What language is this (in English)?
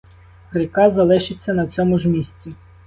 Ukrainian